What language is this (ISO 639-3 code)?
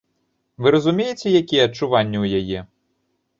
bel